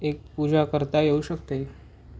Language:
Marathi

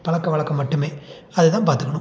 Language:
Tamil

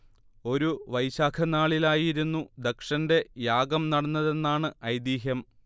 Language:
Malayalam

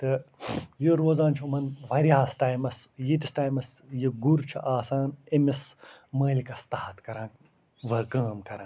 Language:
Kashmiri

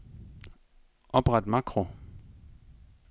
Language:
Danish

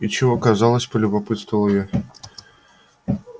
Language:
Russian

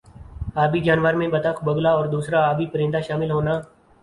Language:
Urdu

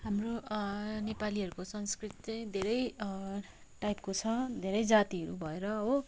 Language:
Nepali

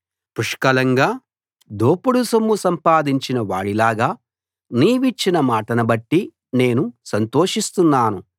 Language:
Telugu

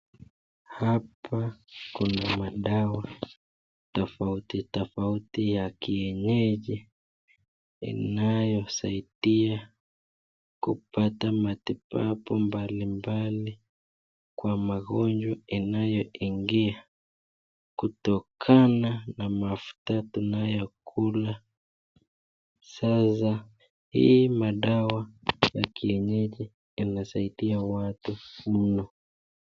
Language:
Swahili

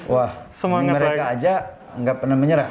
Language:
Indonesian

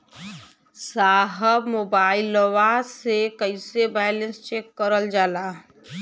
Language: Bhojpuri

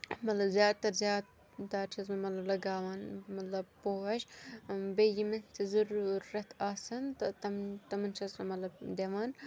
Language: Kashmiri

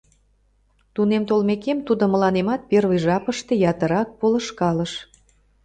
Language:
Mari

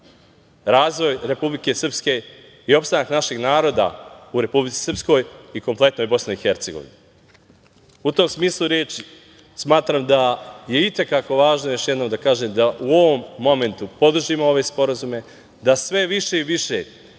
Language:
Serbian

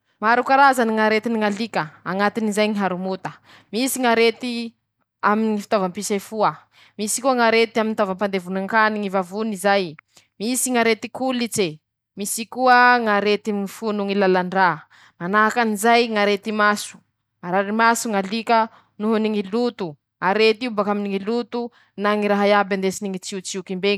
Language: Masikoro Malagasy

